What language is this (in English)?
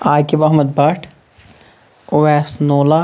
Kashmiri